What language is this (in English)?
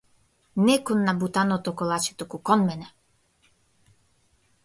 Macedonian